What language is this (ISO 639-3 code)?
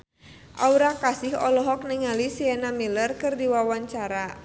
sun